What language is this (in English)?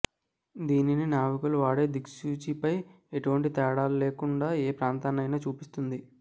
Telugu